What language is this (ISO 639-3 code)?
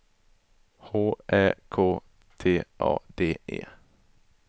swe